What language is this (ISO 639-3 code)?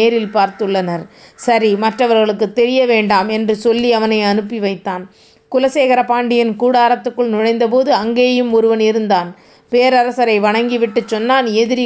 tam